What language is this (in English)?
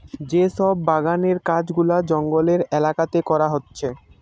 Bangla